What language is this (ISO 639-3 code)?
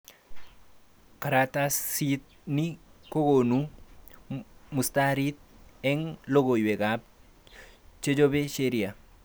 kln